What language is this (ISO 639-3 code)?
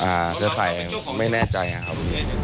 tha